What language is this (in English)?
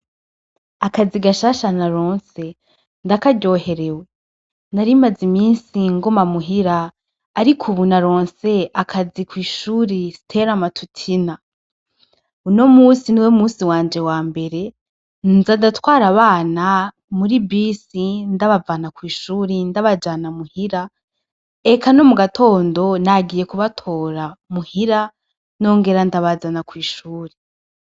Rundi